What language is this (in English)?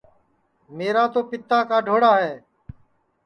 Sansi